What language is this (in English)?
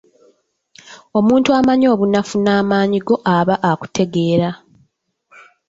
Ganda